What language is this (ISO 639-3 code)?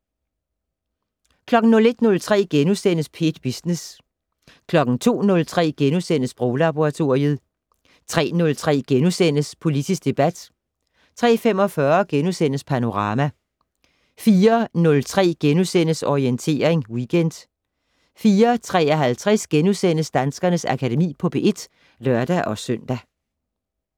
dan